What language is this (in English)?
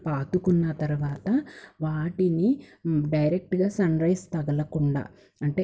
Telugu